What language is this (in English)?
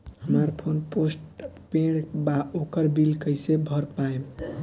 Bhojpuri